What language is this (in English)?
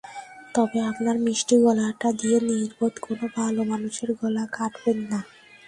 Bangla